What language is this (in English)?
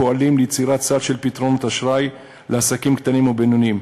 Hebrew